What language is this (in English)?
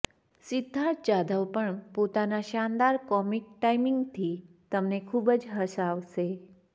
Gujarati